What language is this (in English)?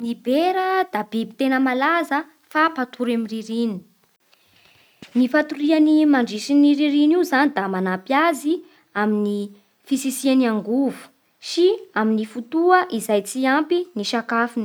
Bara Malagasy